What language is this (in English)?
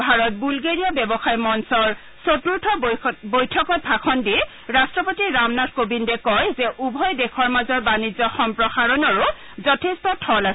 Assamese